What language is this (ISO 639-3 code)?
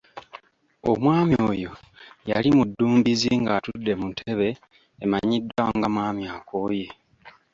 lug